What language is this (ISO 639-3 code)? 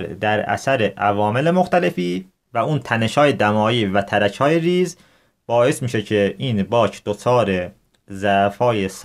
fas